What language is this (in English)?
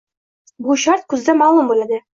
Uzbek